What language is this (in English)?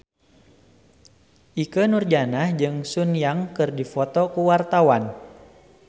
Sundanese